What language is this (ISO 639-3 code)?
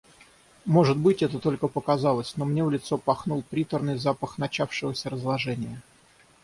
rus